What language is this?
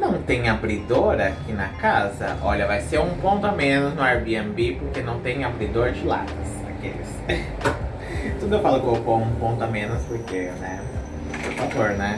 Portuguese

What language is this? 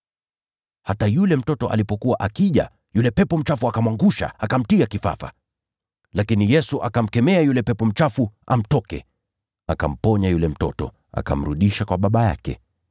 Swahili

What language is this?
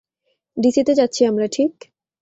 Bangla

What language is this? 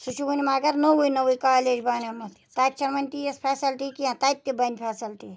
Kashmiri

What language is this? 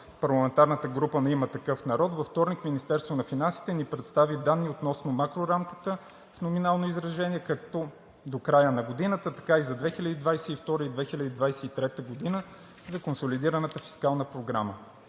Bulgarian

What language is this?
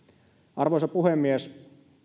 Finnish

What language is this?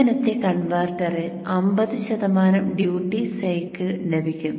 Malayalam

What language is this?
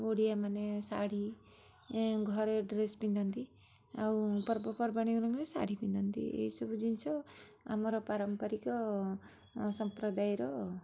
Odia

